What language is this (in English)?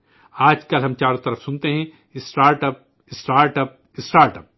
Urdu